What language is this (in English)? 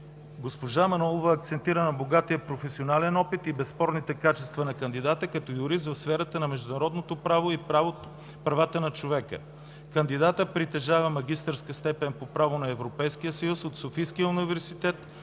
Bulgarian